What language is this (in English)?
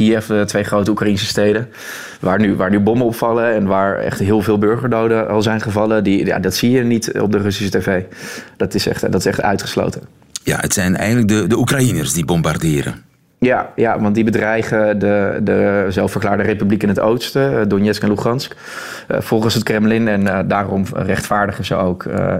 Dutch